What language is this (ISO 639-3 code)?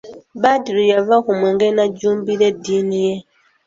lug